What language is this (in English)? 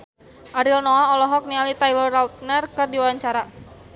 Sundanese